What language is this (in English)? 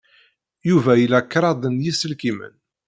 Kabyle